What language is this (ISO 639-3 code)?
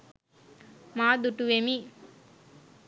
sin